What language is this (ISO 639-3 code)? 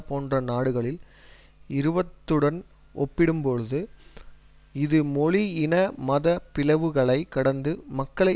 tam